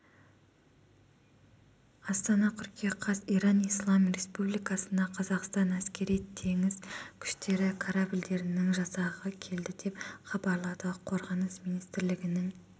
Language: Kazakh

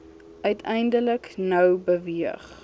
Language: Afrikaans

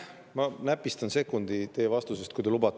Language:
Estonian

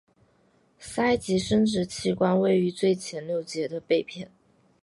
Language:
Chinese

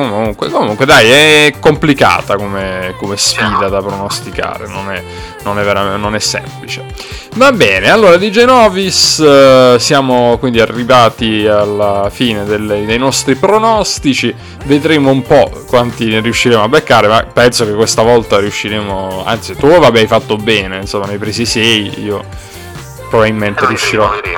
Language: Italian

